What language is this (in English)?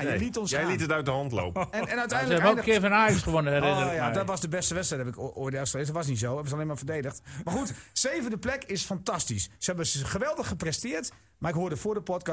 Dutch